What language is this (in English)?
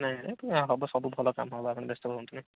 Odia